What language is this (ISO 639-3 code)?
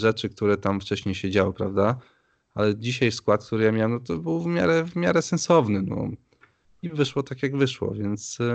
pol